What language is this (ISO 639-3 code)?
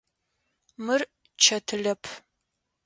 ady